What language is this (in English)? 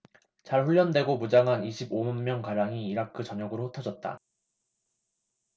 Korean